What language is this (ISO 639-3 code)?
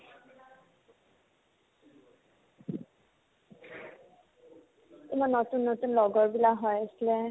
asm